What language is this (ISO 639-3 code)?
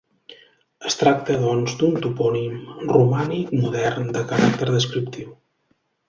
cat